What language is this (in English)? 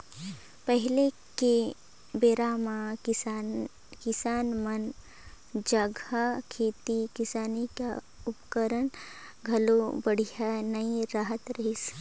Chhattisgarhi